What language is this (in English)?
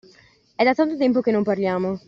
Italian